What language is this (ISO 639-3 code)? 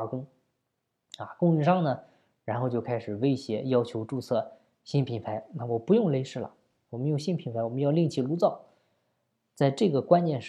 zho